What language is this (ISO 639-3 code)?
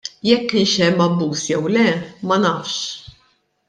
mlt